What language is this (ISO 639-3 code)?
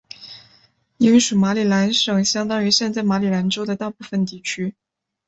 zho